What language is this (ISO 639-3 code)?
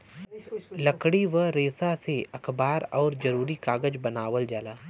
bho